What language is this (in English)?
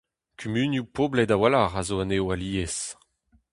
Breton